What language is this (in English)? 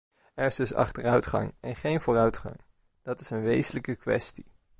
Dutch